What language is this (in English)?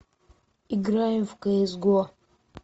Russian